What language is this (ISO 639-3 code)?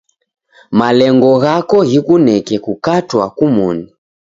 dav